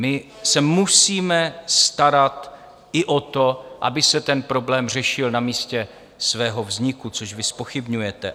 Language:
Czech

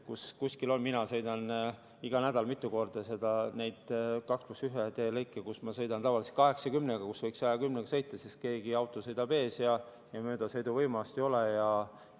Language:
Estonian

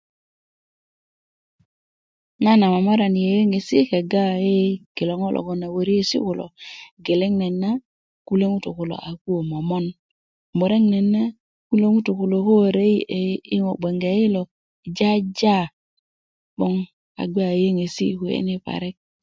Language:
Kuku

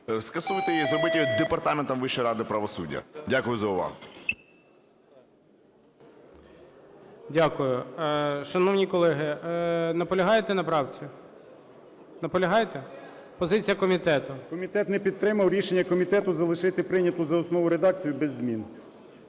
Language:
Ukrainian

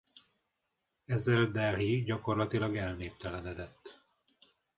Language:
Hungarian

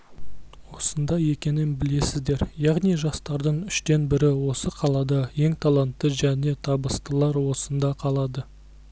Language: Kazakh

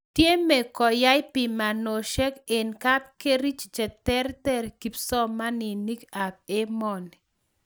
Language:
Kalenjin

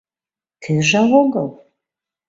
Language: Mari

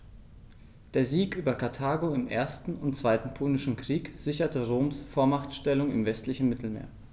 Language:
German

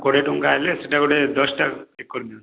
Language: Odia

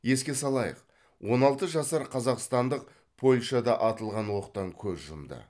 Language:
Kazakh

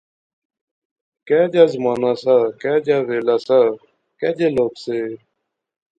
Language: Pahari-Potwari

